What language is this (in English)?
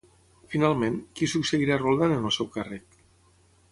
Catalan